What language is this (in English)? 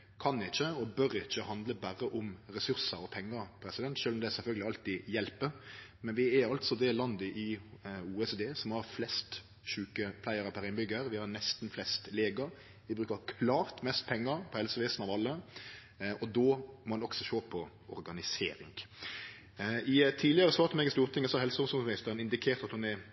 Norwegian Nynorsk